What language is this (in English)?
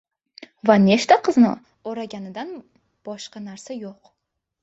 Uzbek